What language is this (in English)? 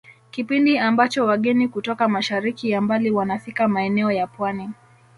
Swahili